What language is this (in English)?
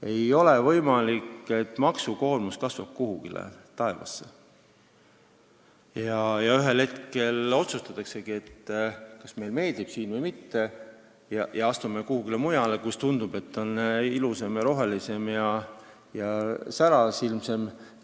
Estonian